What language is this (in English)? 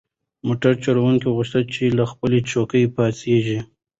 Pashto